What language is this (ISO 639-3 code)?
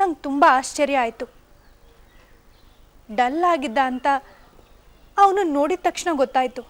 hin